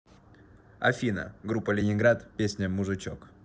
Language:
Russian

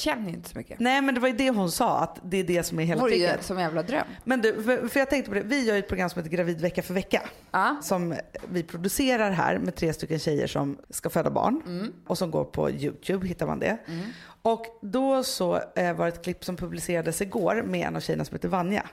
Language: Swedish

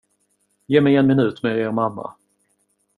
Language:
Swedish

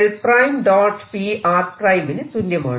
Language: Malayalam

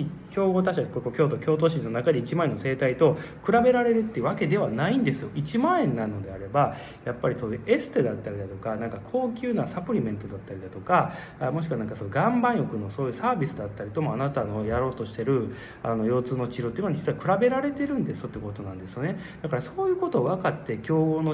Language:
Japanese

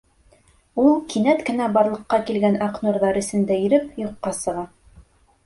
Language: Bashkir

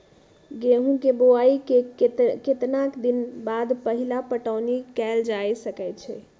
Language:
Magahi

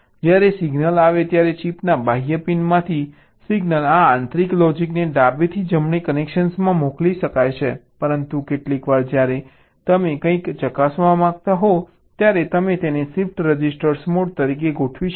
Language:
Gujarati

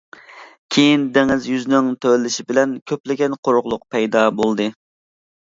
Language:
Uyghur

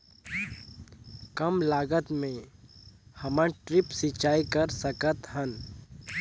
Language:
Chhattisgarhi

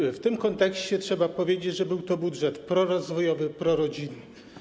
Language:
Polish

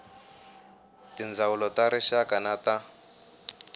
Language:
Tsonga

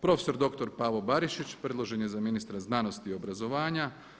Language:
Croatian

